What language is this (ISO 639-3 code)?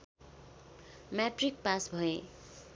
nep